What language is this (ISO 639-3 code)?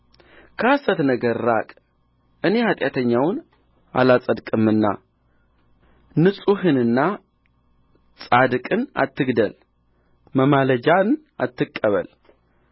amh